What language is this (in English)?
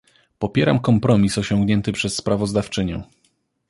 Polish